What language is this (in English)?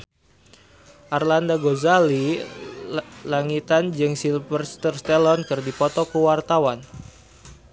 Sundanese